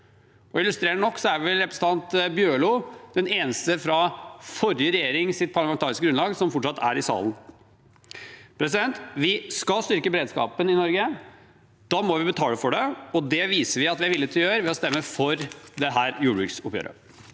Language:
Norwegian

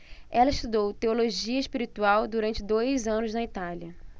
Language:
Portuguese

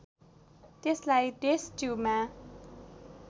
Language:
Nepali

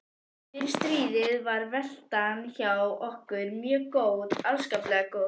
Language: Icelandic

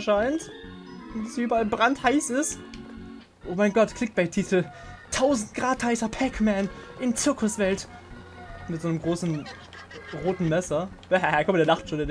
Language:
German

